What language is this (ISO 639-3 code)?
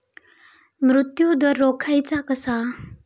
mar